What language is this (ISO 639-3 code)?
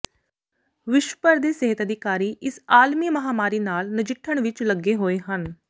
pan